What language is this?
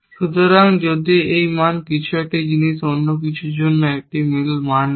Bangla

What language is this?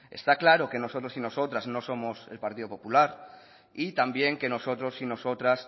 Spanish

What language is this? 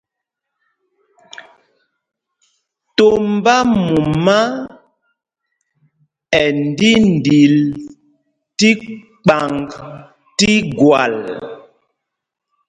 Mpumpong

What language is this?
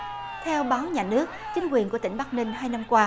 Vietnamese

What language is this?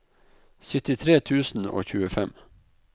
Norwegian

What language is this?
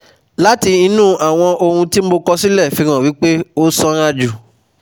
Yoruba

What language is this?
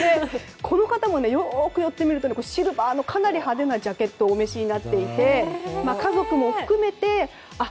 Japanese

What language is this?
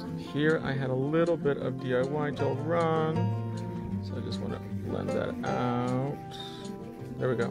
English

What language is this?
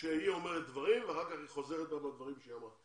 Hebrew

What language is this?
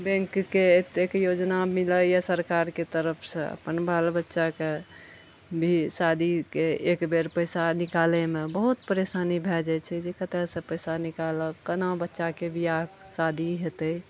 Maithili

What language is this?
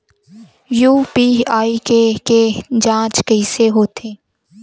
Chhattisgarhi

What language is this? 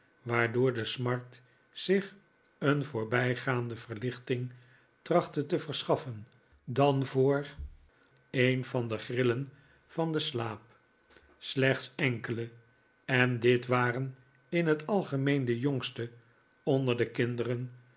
Dutch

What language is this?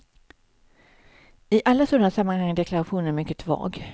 Swedish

